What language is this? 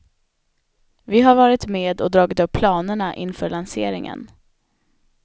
Swedish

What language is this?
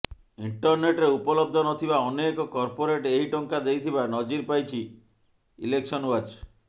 Odia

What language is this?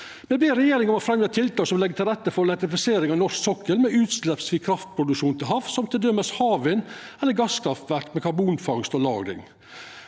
Norwegian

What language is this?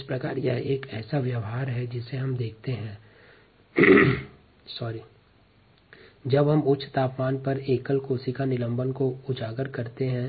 Hindi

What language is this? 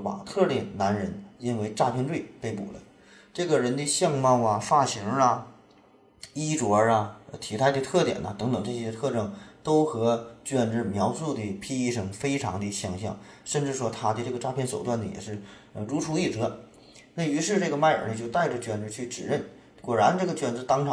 Chinese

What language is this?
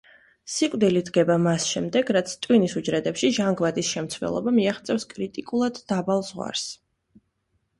Georgian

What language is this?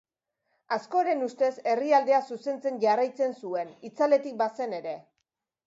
Basque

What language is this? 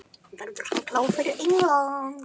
Icelandic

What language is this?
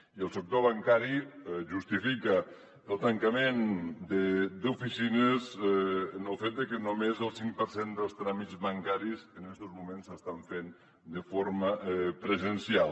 Catalan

